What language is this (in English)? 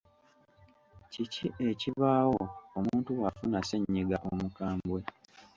Ganda